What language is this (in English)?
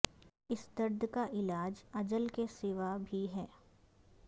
Urdu